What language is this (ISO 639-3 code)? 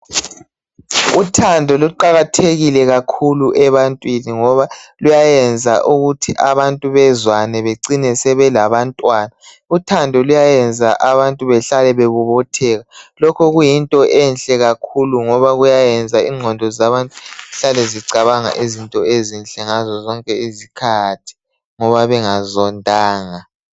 nde